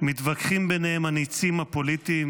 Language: Hebrew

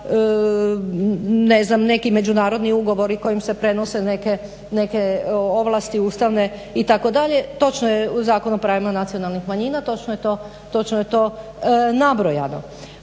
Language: Croatian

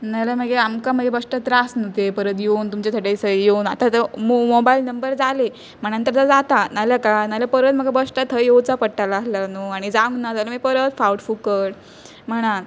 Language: Konkani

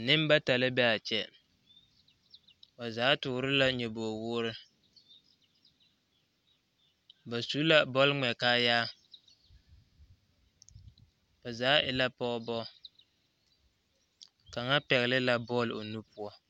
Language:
Southern Dagaare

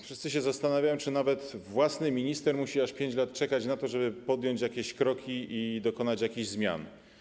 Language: Polish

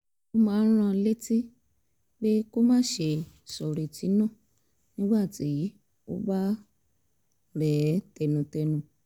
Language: Yoruba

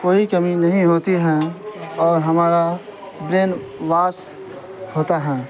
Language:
Urdu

